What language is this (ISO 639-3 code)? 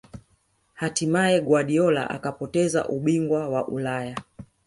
swa